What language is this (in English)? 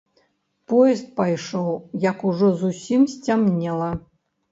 Belarusian